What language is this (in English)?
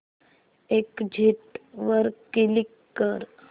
Marathi